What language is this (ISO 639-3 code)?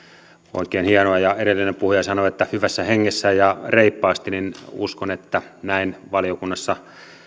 fin